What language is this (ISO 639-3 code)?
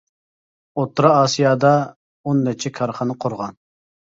uig